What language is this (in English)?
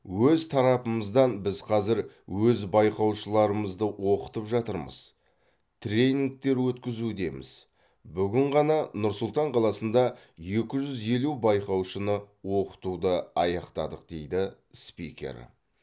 Kazakh